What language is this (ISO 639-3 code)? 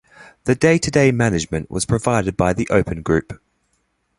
eng